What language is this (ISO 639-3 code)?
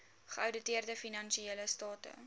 afr